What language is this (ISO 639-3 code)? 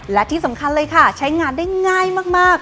tha